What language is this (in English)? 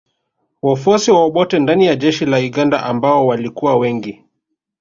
Swahili